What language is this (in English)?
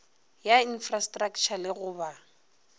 Northern Sotho